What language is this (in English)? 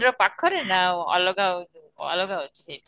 Odia